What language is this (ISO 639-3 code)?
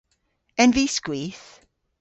cor